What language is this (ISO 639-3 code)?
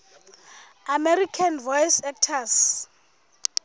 sot